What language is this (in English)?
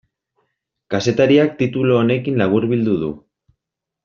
Basque